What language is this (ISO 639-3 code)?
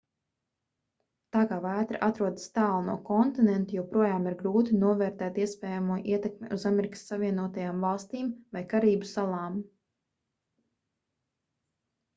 lav